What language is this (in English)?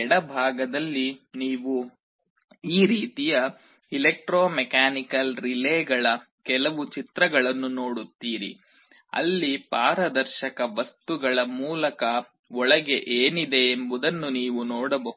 Kannada